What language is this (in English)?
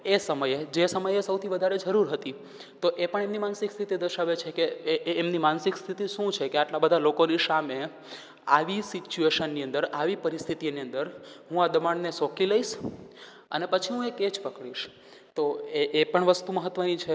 Gujarati